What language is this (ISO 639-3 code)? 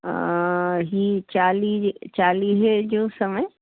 snd